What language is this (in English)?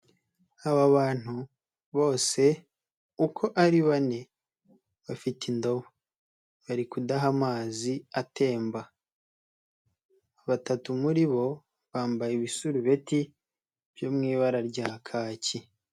Kinyarwanda